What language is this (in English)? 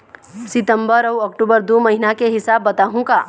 Chhattisgarhi